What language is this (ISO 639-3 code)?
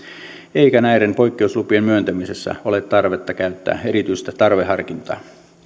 fin